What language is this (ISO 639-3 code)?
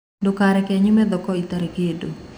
kik